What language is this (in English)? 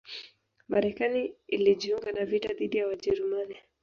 Swahili